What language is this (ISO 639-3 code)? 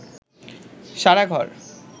ben